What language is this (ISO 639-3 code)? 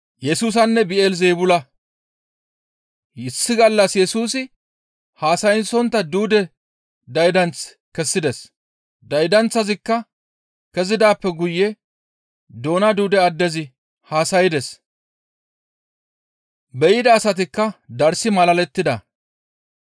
gmv